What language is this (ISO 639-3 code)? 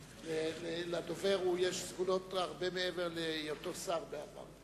heb